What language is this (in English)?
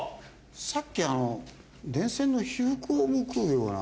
Japanese